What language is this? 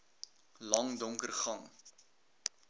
Afrikaans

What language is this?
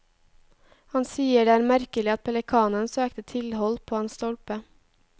Norwegian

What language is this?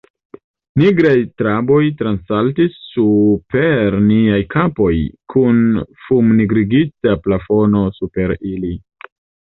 Esperanto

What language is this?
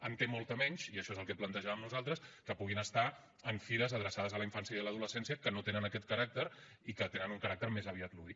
Catalan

